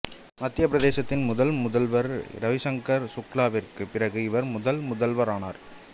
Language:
Tamil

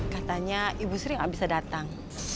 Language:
Indonesian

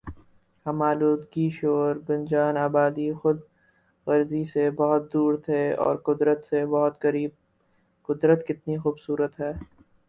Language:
Urdu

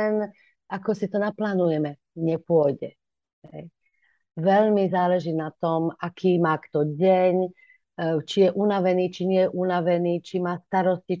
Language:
Slovak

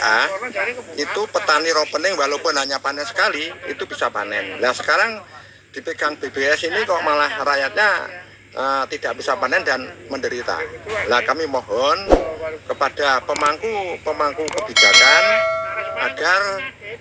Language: Indonesian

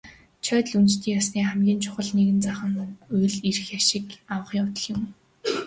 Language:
Mongolian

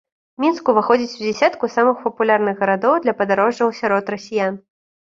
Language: Belarusian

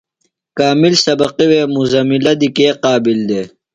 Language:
Phalura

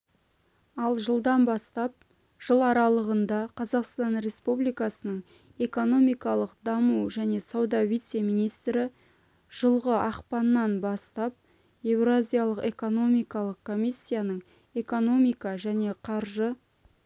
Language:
Kazakh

